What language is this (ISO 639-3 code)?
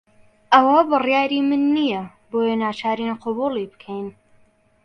ckb